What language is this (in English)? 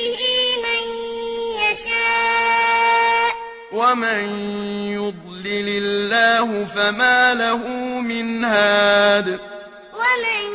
Arabic